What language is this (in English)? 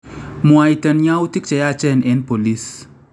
Kalenjin